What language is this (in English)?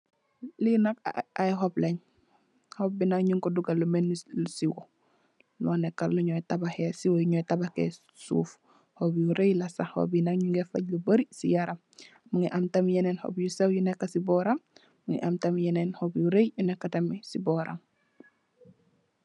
Wolof